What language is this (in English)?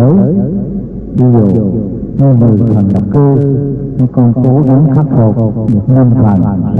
Vietnamese